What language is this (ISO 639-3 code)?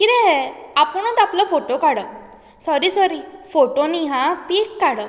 kok